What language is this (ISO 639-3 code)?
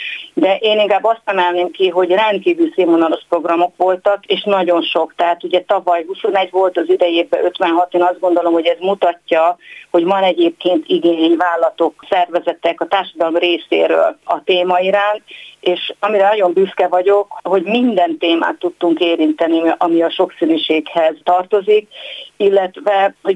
hun